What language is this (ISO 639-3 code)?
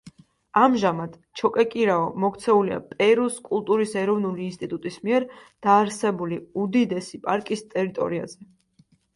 kat